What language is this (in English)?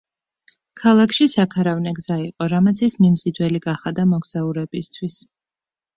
Georgian